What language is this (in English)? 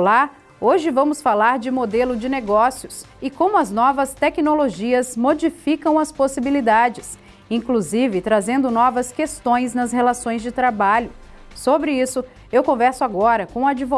Portuguese